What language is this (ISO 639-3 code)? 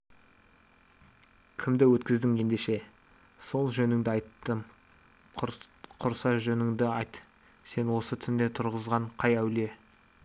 kaz